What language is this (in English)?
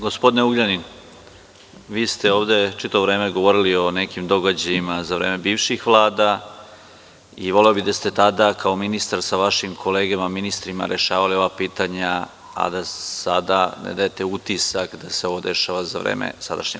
Serbian